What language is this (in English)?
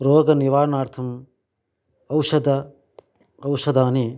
Sanskrit